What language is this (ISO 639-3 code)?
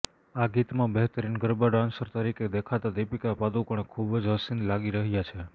guj